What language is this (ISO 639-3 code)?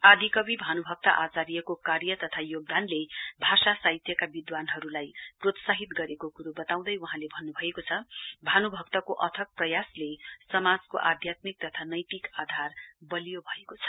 nep